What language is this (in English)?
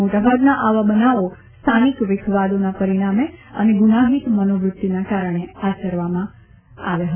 Gujarati